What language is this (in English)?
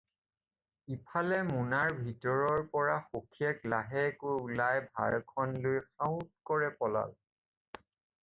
Assamese